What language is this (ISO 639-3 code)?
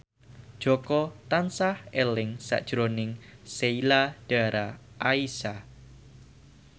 jav